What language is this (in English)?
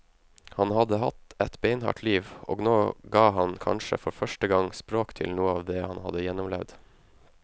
Norwegian